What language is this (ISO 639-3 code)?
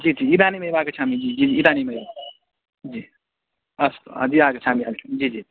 san